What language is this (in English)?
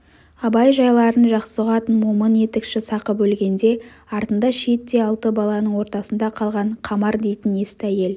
Kazakh